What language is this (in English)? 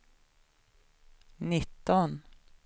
Swedish